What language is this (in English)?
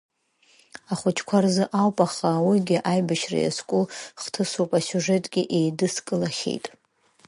Abkhazian